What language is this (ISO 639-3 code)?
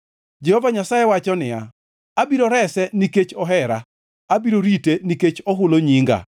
luo